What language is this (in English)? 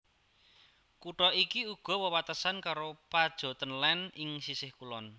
Javanese